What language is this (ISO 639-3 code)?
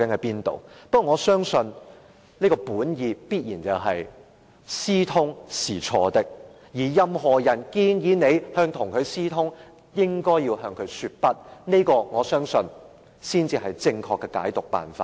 yue